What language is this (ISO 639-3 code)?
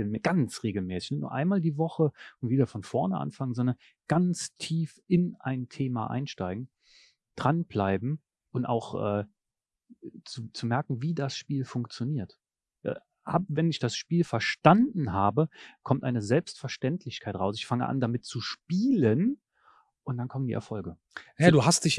deu